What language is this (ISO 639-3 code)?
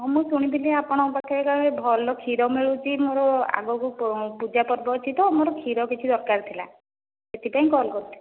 ori